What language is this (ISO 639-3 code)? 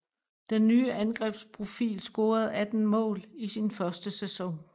dan